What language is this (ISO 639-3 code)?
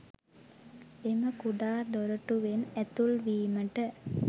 sin